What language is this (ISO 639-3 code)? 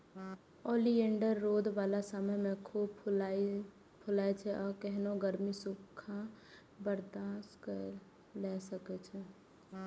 mai